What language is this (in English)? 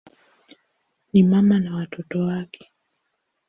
Swahili